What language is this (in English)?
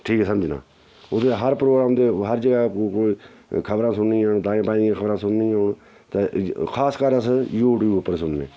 Dogri